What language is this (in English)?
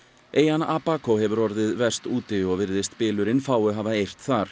Icelandic